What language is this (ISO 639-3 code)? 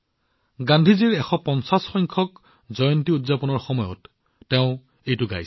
asm